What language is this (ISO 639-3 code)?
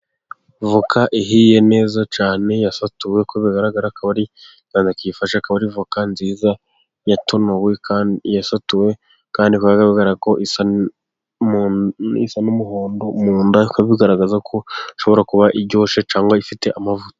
kin